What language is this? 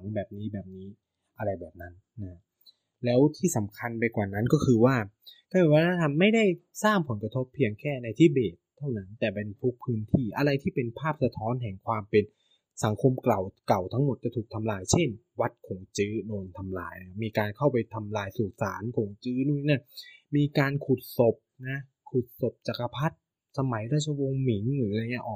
Thai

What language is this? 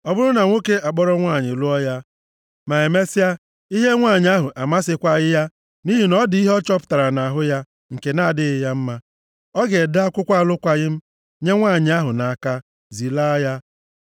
Igbo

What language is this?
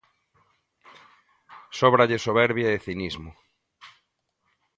Galician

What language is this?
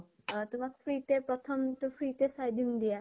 Assamese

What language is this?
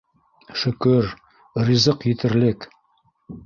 Bashkir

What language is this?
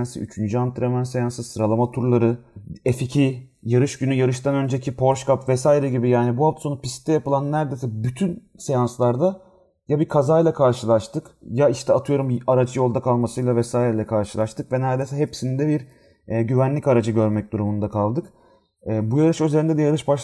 Turkish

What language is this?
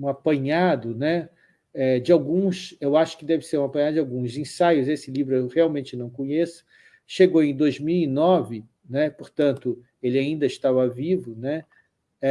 Portuguese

